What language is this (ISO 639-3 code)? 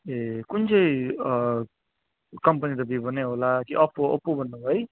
nep